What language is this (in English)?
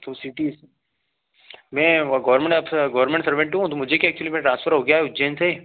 Hindi